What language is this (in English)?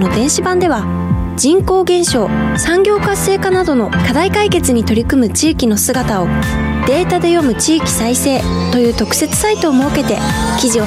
Japanese